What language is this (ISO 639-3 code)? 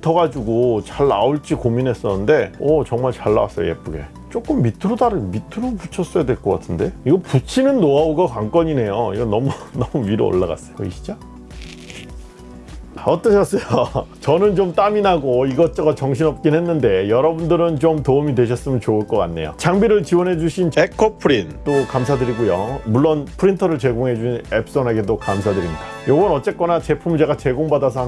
kor